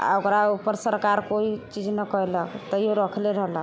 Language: Maithili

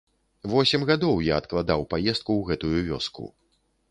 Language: Belarusian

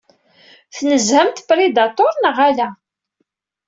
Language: Kabyle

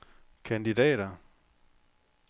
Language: Danish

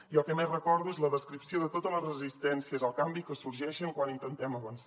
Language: Catalan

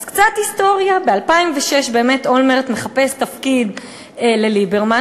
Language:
Hebrew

